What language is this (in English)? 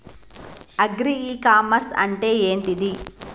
Telugu